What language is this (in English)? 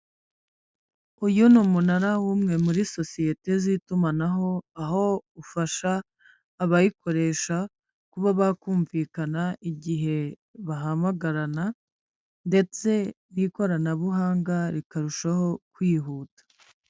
Kinyarwanda